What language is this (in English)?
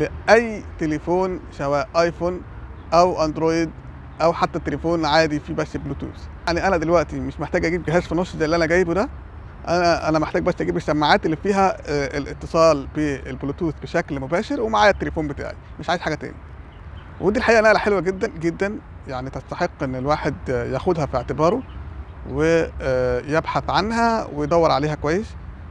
Arabic